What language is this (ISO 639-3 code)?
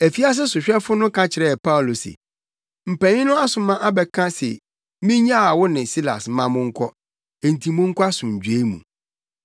aka